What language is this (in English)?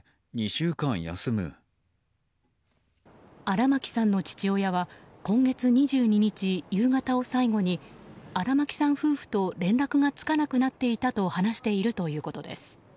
Japanese